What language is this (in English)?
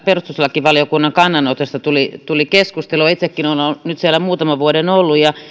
Finnish